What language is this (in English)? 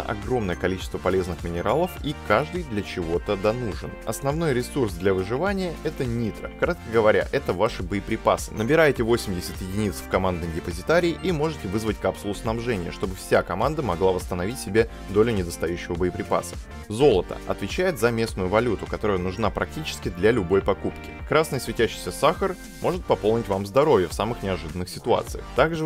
Russian